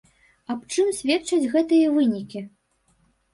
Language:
Belarusian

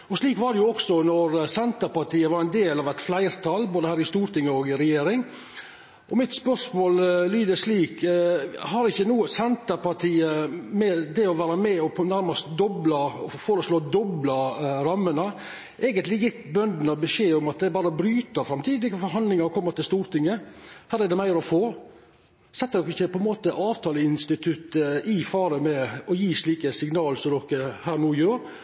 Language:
Norwegian Nynorsk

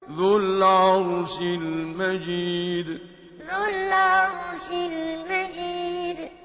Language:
Arabic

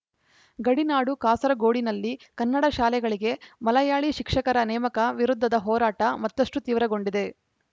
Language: Kannada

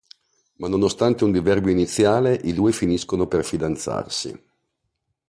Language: Italian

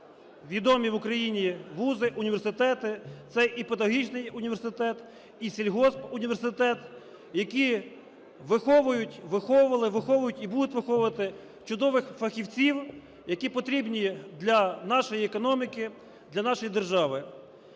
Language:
Ukrainian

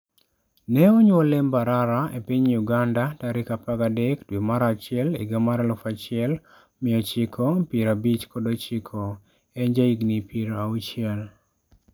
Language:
Luo (Kenya and Tanzania)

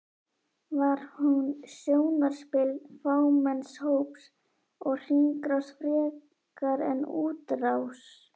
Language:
Icelandic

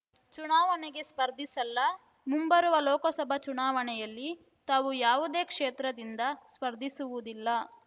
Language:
Kannada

